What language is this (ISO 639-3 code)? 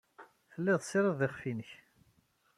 kab